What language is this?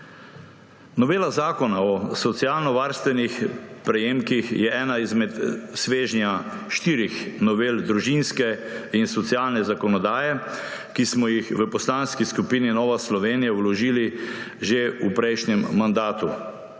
Slovenian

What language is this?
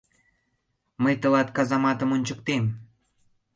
Mari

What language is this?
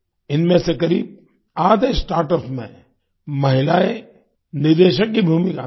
Hindi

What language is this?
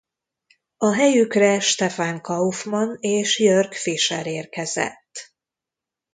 Hungarian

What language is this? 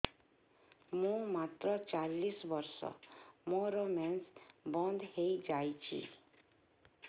Odia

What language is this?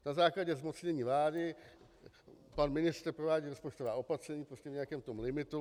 Czech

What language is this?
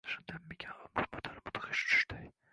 Uzbek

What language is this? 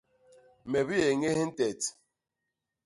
Basaa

